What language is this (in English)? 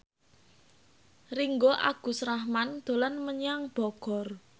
Javanese